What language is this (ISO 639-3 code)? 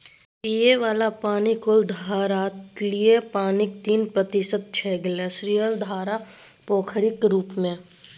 mai